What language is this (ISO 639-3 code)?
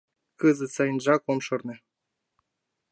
chm